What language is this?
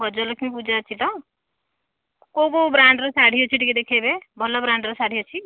Odia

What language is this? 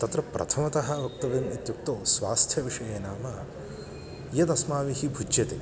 Sanskrit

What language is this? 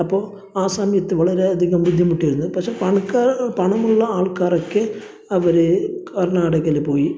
Malayalam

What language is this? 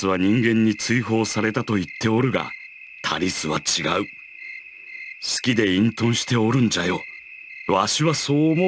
Japanese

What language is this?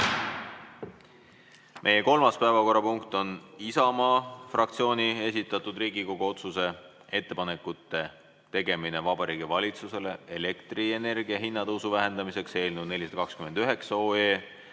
Estonian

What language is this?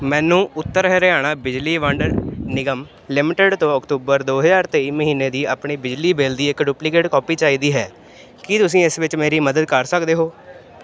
Punjabi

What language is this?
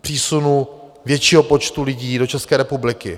Czech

